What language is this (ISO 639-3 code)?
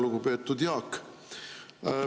est